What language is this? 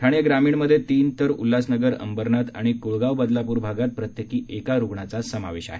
Marathi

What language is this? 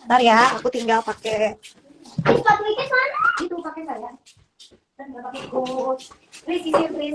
Indonesian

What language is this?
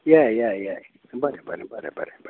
Konkani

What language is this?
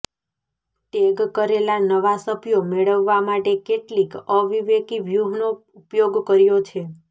Gujarati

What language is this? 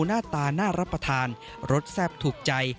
Thai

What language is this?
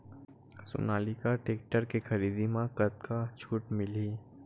Chhattisgarhi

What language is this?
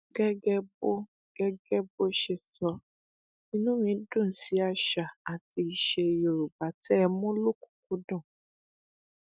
Yoruba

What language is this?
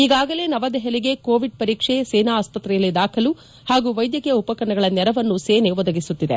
Kannada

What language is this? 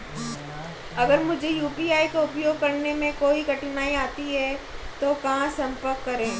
Hindi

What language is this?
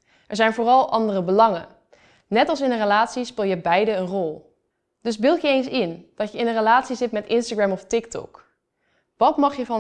Dutch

